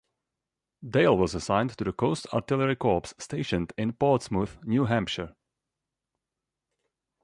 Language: English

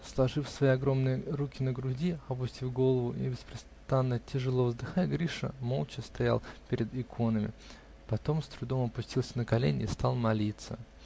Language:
Russian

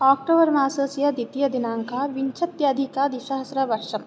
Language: Sanskrit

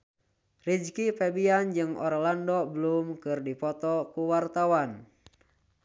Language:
Sundanese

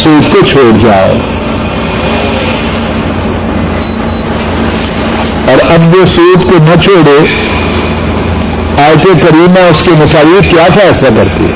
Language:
Urdu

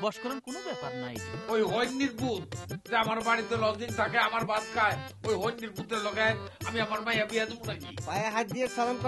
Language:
Romanian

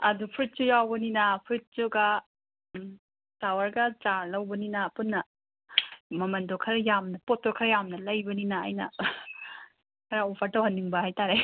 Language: Manipuri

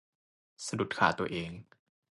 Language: Thai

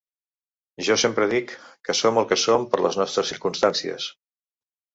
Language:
Catalan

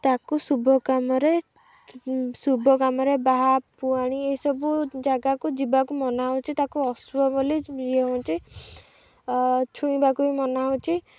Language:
Odia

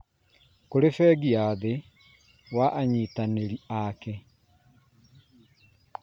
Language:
Kikuyu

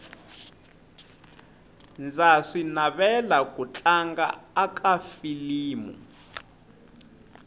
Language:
Tsonga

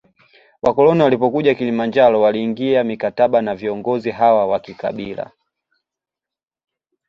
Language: Swahili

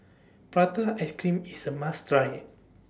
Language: English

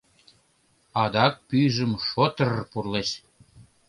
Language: Mari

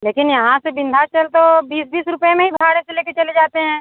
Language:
Hindi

